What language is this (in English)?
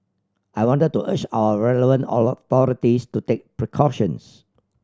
English